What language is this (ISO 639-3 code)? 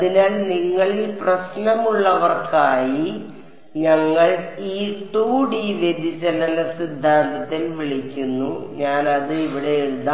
mal